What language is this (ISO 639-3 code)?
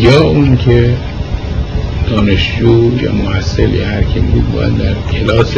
fas